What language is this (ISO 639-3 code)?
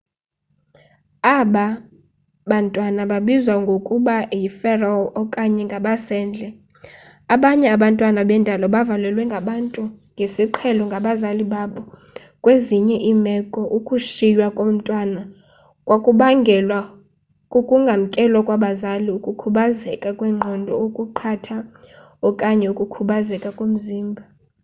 xho